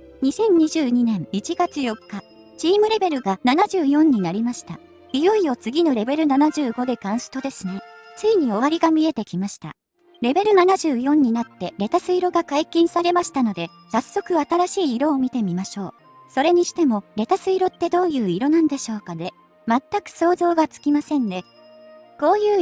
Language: Japanese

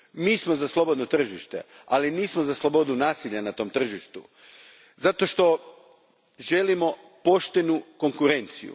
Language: Croatian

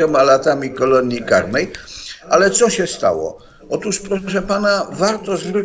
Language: Polish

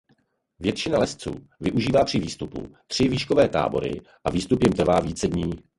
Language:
Czech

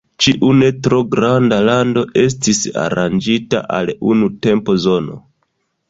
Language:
Esperanto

